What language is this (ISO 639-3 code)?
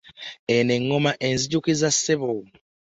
lug